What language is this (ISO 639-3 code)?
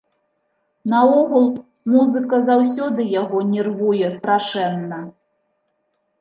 bel